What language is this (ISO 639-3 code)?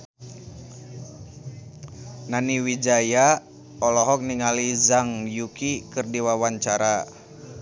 sun